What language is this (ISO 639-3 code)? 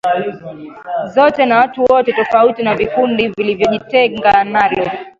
swa